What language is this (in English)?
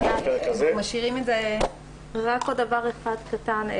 Hebrew